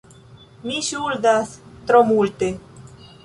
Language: Esperanto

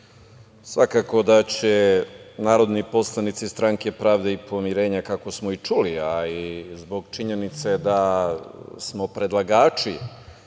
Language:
Serbian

